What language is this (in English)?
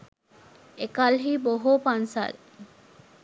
Sinhala